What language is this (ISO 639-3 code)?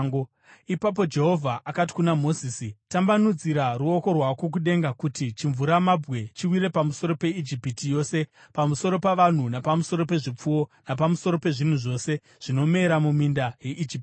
sna